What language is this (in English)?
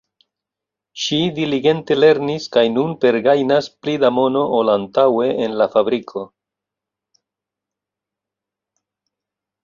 Esperanto